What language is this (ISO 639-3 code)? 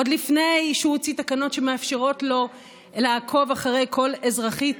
heb